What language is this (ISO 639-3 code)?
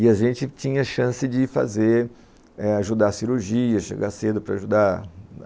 por